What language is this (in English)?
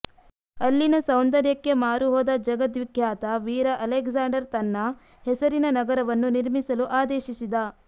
Kannada